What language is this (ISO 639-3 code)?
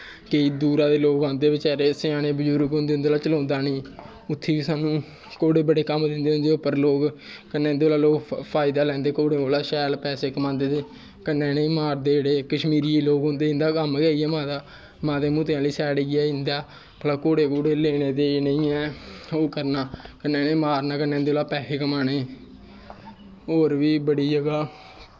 doi